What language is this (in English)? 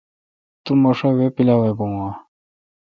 Kalkoti